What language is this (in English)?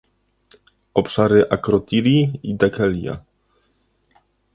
Polish